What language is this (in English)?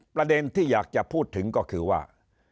Thai